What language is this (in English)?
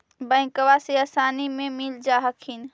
Magahi